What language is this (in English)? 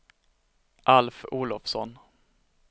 Swedish